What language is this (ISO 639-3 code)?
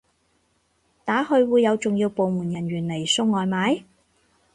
yue